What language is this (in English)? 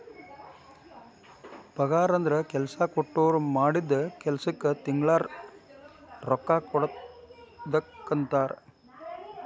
Kannada